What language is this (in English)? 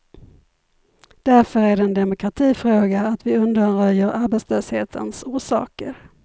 Swedish